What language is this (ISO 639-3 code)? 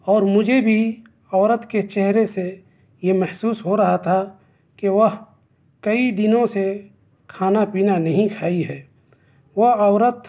urd